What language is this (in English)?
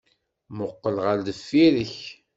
Kabyle